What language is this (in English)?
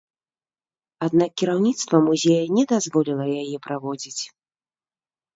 Belarusian